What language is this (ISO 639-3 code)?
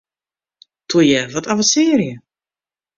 fry